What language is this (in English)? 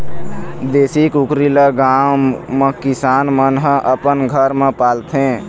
Chhattisgarhi